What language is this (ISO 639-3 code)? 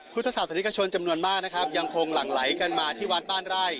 tha